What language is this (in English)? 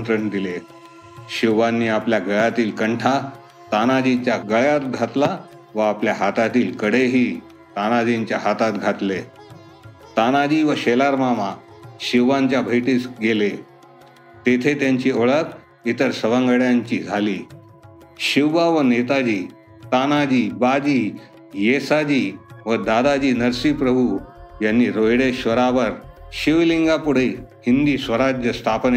Marathi